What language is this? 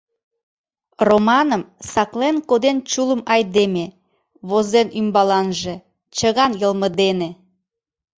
Mari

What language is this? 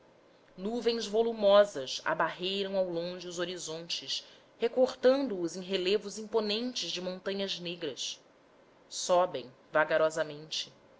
Portuguese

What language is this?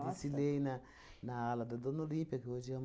Portuguese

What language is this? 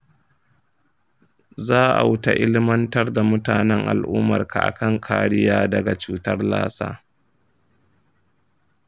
Hausa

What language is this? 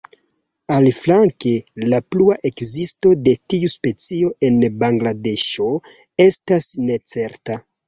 Esperanto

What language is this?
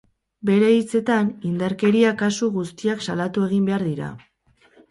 Basque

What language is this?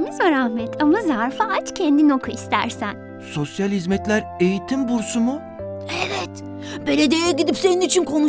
Turkish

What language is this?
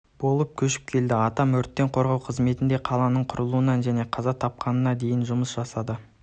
Kazakh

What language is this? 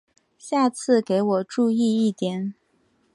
Chinese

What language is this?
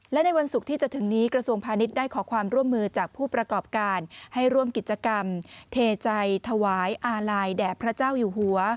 Thai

